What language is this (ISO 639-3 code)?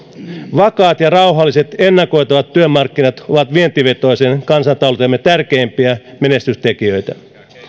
fin